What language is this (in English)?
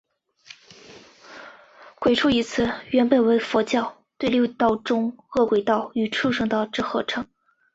Chinese